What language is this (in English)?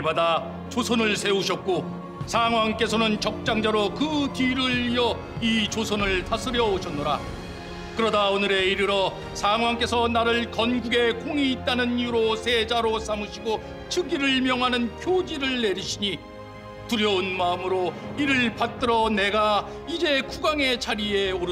Korean